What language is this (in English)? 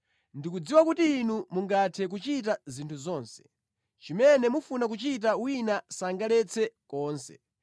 Nyanja